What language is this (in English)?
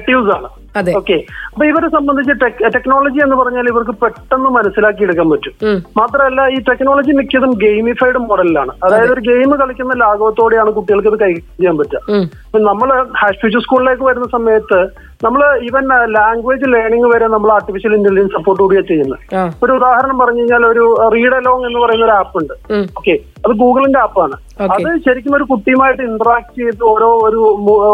Malayalam